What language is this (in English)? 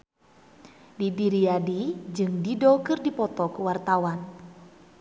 Sundanese